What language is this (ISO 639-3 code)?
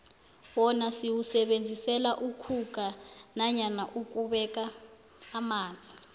nbl